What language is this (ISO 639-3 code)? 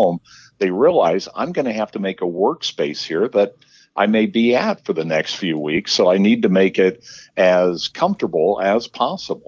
eng